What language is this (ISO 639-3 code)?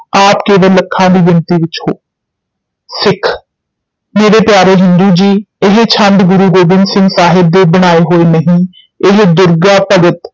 pan